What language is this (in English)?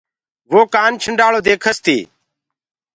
Gurgula